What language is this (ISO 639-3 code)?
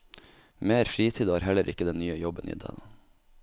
nor